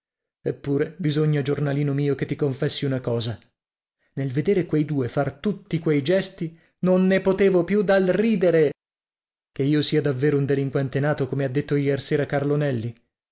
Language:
Italian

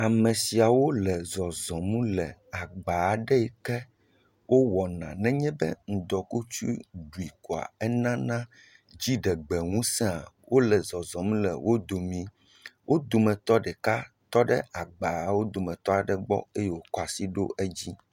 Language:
Ewe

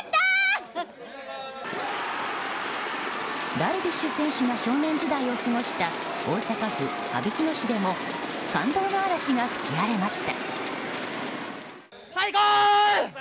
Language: Japanese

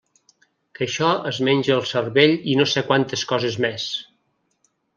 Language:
Catalan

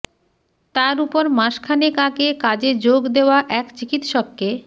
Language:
Bangla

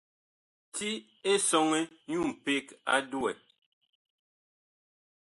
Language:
Bakoko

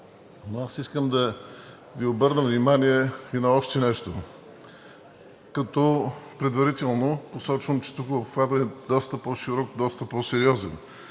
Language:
Bulgarian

